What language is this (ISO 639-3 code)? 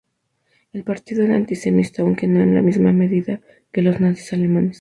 spa